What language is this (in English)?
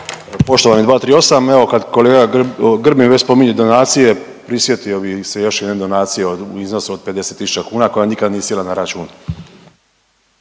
Croatian